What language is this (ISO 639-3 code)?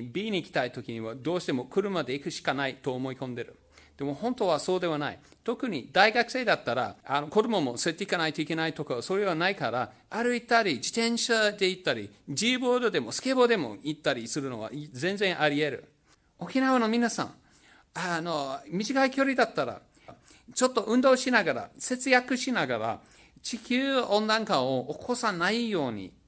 jpn